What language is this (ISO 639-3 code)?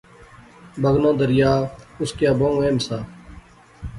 phr